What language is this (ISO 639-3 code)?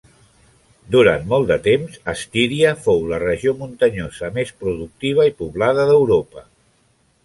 cat